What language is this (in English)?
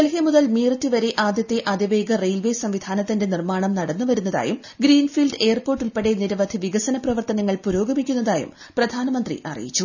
Malayalam